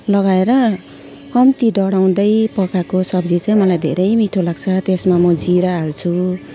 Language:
Nepali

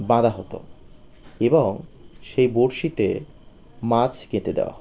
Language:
Bangla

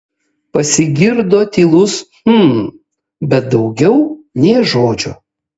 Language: Lithuanian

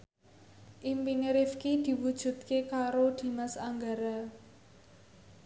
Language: Javanese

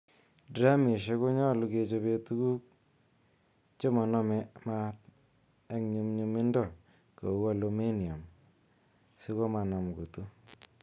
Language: Kalenjin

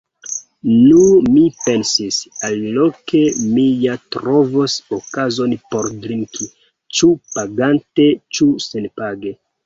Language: Esperanto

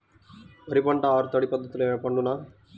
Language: Telugu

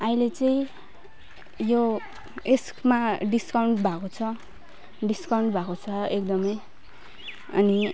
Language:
Nepali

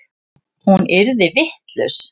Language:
Icelandic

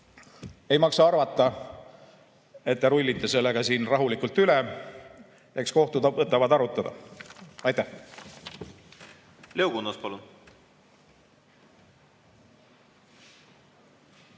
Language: Estonian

